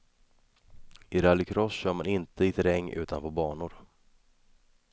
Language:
Swedish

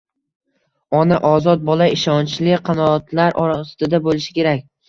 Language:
Uzbek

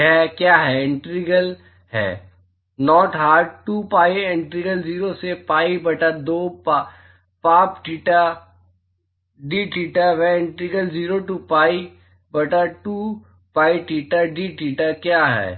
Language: Hindi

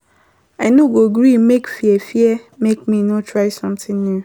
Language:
Nigerian Pidgin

